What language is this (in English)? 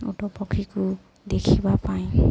Odia